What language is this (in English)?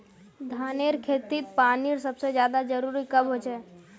Magahi